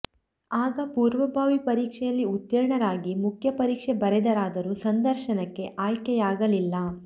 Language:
Kannada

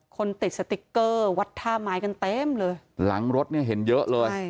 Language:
Thai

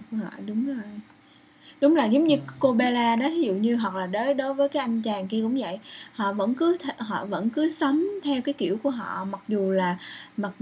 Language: Vietnamese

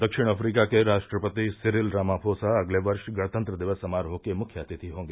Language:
Hindi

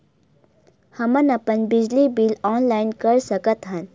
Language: Chhattisgarhi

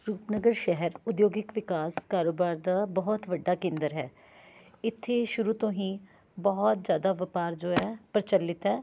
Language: Punjabi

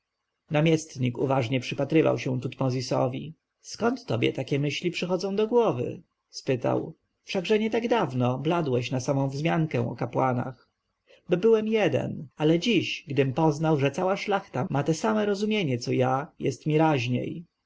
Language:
Polish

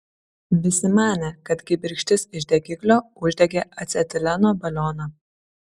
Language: Lithuanian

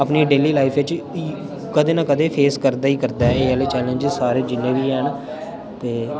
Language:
Dogri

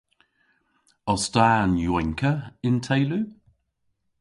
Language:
Cornish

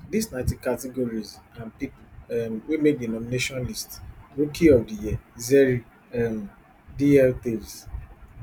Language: Nigerian Pidgin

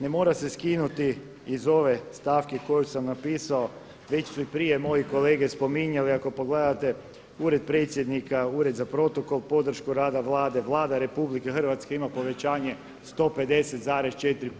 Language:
Croatian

